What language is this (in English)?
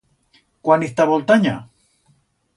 Aragonese